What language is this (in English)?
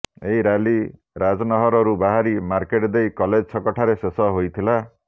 Odia